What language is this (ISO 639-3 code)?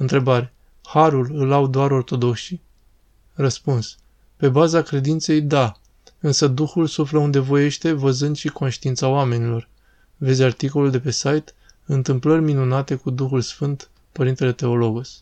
ron